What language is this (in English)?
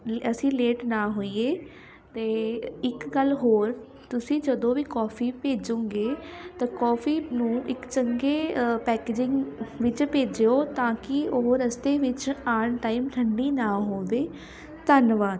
Punjabi